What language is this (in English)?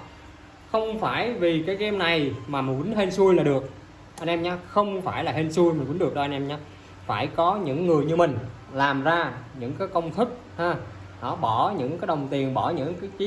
Vietnamese